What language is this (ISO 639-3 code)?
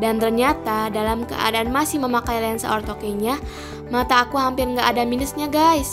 ind